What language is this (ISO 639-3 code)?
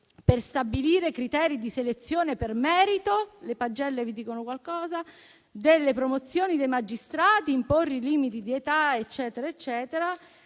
ita